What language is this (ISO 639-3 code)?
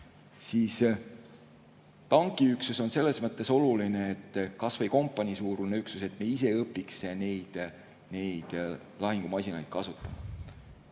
est